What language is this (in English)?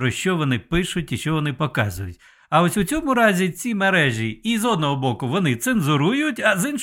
Ukrainian